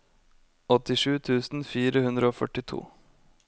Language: Norwegian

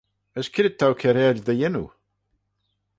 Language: Manx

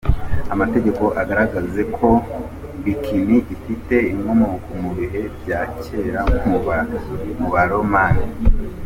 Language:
Kinyarwanda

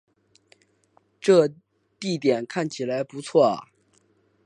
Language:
Chinese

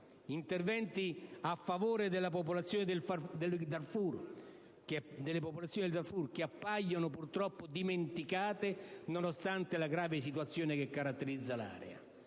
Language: Italian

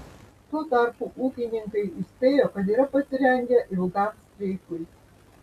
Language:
Lithuanian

